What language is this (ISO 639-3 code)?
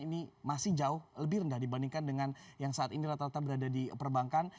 ind